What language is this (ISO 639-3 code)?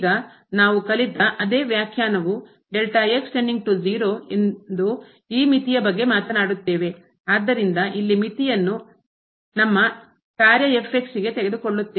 kan